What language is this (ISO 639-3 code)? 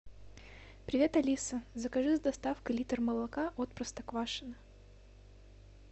rus